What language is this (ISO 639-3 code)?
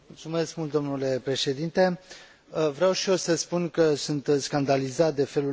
ron